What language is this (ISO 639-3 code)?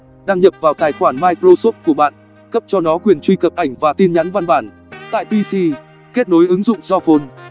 vie